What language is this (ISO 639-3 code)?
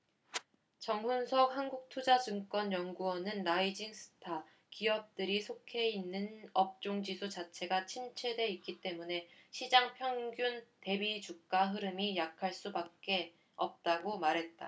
kor